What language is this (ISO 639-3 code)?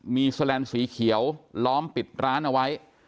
tha